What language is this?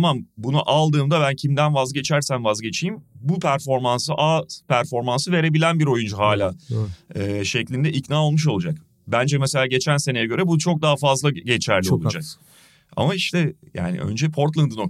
Turkish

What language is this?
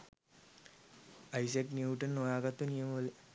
Sinhala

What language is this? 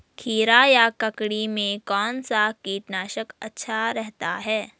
Hindi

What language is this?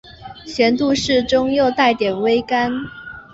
Chinese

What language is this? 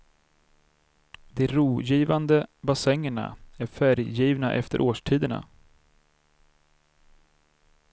Swedish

